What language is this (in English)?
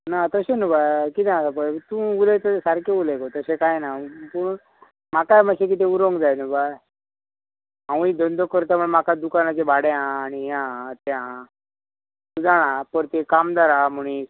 Konkani